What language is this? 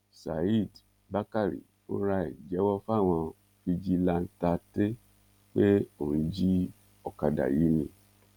Yoruba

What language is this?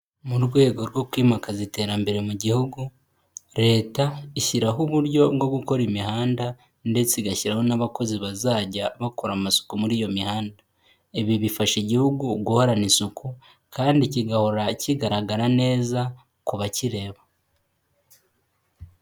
Kinyarwanda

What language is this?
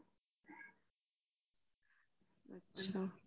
Punjabi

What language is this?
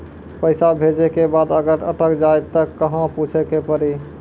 Maithili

